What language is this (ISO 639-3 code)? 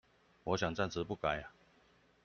zho